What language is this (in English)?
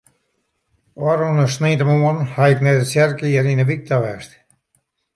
Western Frisian